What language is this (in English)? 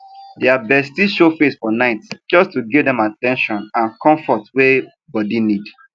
Nigerian Pidgin